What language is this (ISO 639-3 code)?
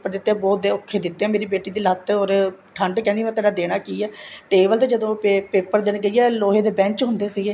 pan